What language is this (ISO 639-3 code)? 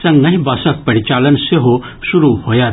mai